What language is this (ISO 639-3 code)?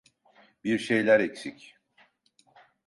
tur